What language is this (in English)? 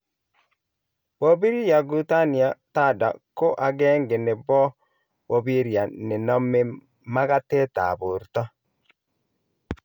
Kalenjin